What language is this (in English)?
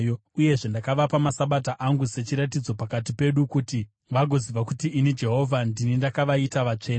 Shona